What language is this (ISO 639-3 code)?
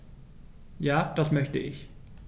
deu